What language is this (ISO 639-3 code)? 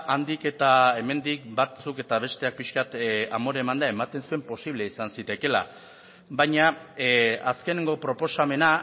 eus